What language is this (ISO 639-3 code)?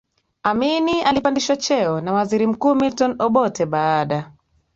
swa